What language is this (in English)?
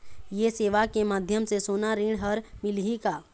Chhattisgarhi